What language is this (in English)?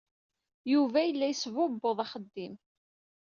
Kabyle